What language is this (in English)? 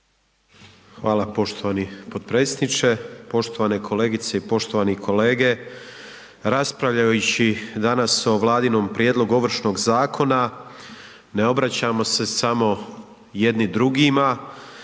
Croatian